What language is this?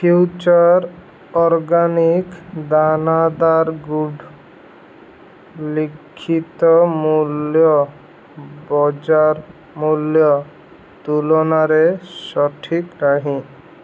Odia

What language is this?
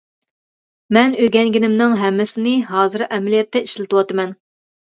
Uyghur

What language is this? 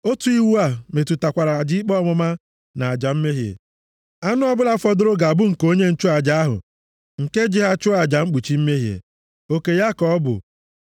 Igbo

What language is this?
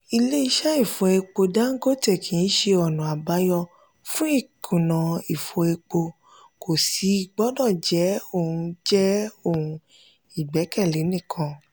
Yoruba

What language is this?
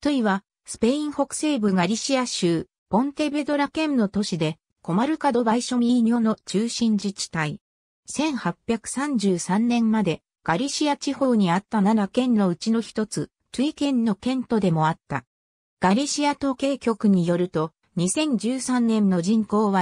Japanese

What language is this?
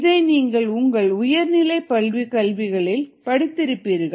Tamil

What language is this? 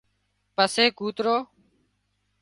Wadiyara Koli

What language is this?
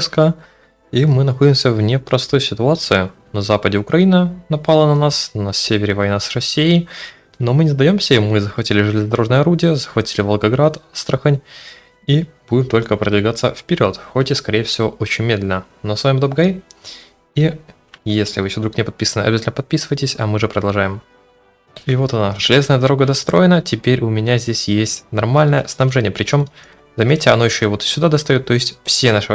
Russian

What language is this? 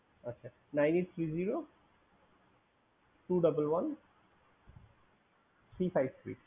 Bangla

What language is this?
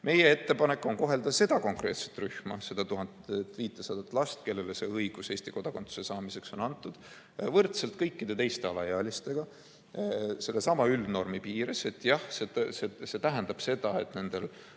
Estonian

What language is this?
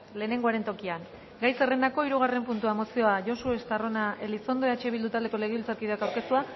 Basque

